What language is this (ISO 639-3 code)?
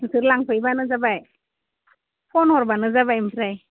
brx